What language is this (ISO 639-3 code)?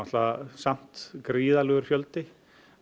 isl